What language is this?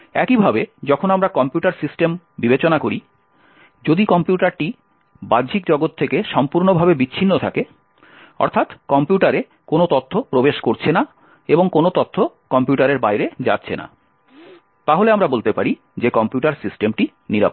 Bangla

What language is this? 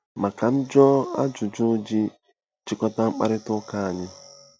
Igbo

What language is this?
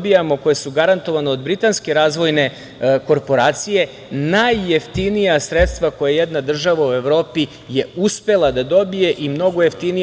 Serbian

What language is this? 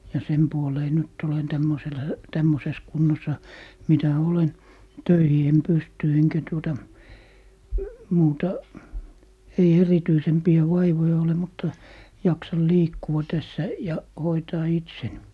Finnish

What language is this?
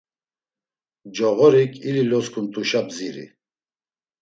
Laz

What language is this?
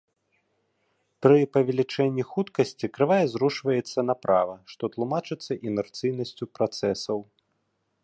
Belarusian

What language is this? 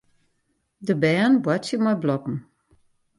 Western Frisian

